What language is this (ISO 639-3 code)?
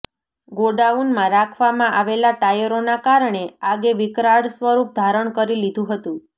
guj